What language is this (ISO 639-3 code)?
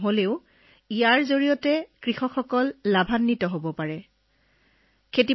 asm